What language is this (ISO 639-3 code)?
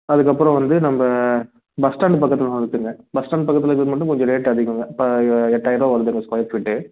tam